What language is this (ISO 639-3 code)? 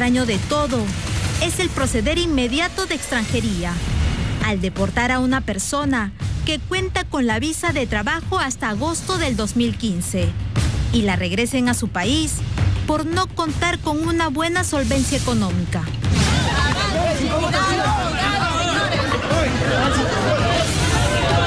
spa